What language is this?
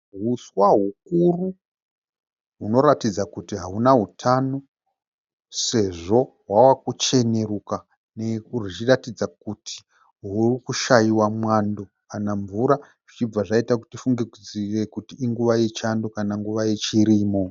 Shona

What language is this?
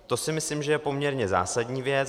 Czech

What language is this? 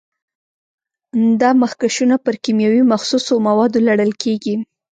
Pashto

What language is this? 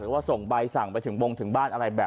Thai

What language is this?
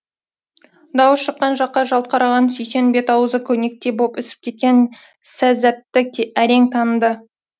Kazakh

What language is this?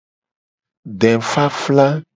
Gen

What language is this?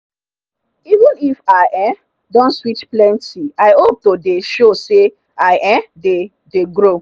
Nigerian Pidgin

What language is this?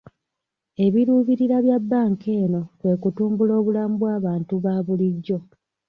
Ganda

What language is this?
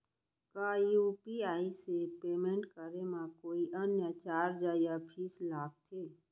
Chhattisgarhi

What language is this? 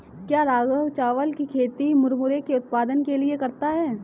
Hindi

